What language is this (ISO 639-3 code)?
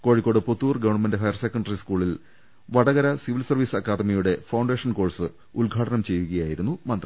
mal